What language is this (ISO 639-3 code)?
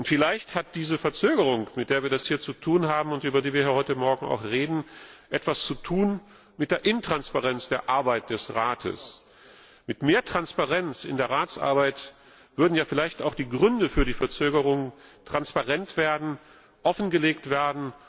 deu